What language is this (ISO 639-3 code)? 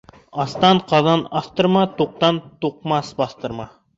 bak